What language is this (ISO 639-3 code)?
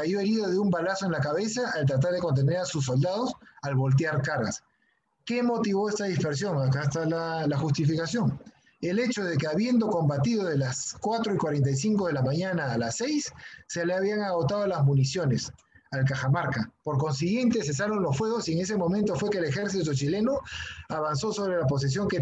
spa